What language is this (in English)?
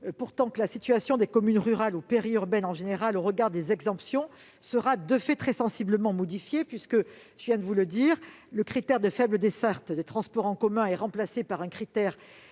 French